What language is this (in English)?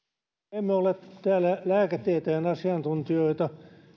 Finnish